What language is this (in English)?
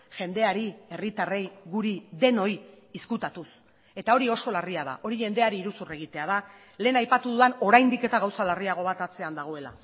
Basque